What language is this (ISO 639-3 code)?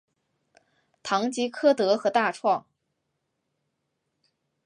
zho